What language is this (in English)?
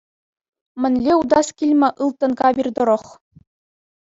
Chuvash